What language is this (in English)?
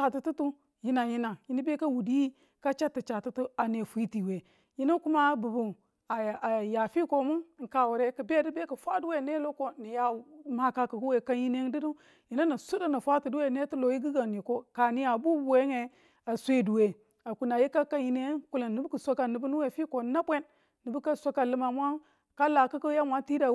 Tula